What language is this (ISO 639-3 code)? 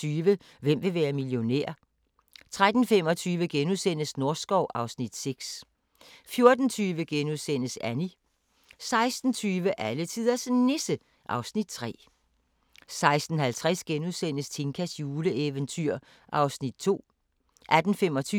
dan